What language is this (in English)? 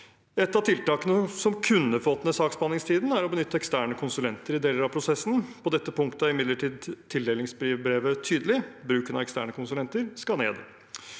Norwegian